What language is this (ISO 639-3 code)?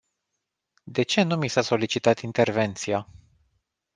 ron